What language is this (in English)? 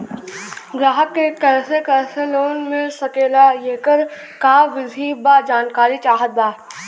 Bhojpuri